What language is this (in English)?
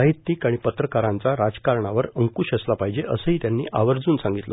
Marathi